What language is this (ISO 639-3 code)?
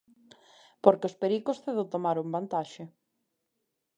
glg